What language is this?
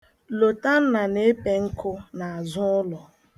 Igbo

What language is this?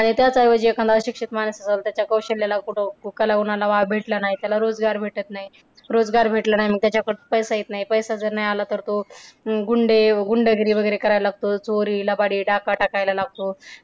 Marathi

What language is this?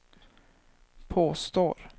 Swedish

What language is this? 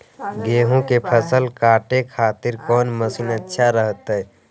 Magahi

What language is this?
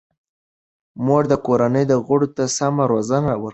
Pashto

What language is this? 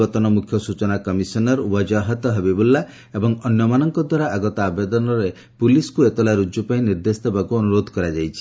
Odia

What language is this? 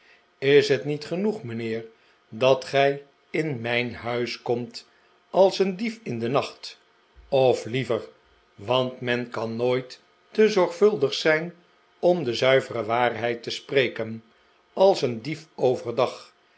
Dutch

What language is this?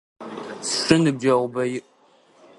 Adyghe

